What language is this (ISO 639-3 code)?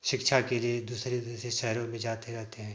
hin